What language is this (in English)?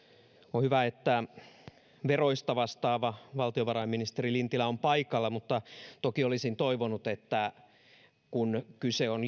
Finnish